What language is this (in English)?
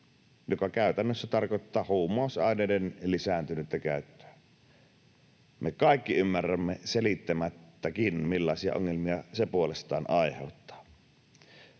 Finnish